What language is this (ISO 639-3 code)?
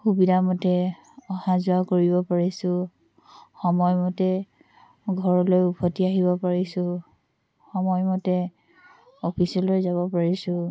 asm